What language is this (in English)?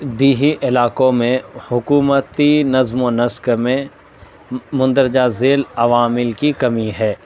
Urdu